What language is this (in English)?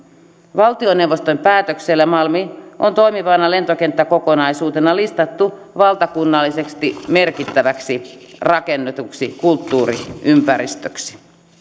Finnish